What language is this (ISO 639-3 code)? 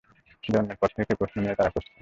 ben